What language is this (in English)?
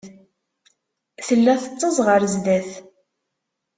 Kabyle